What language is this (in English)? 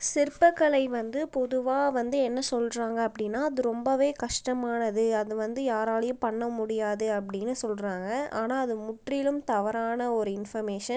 Tamil